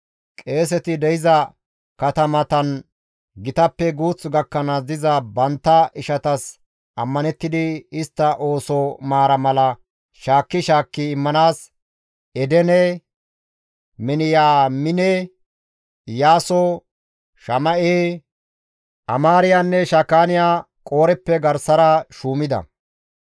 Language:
Gamo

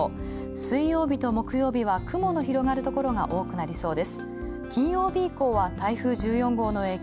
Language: Japanese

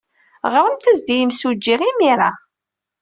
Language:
Kabyle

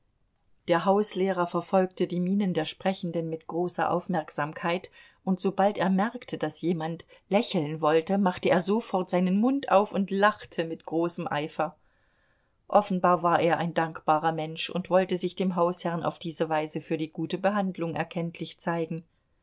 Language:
German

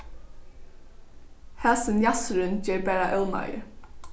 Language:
Faroese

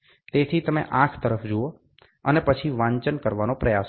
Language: Gujarati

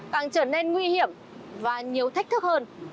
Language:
Vietnamese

